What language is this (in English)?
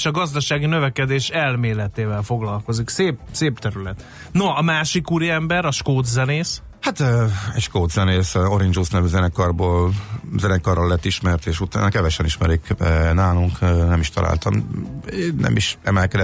Hungarian